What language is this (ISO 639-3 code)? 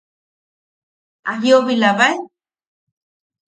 yaq